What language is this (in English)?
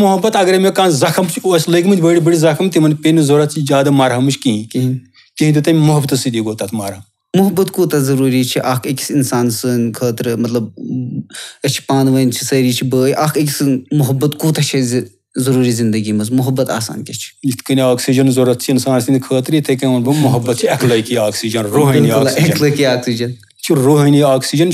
Romanian